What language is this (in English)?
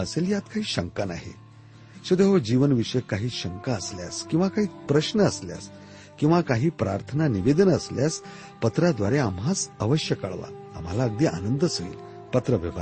Marathi